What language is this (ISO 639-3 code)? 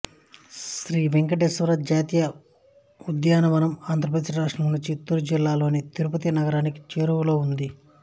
tel